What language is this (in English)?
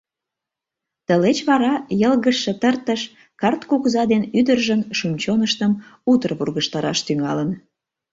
Mari